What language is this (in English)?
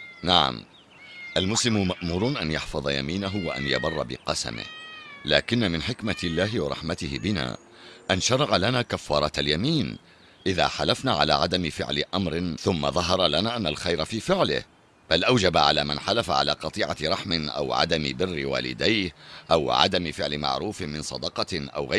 Arabic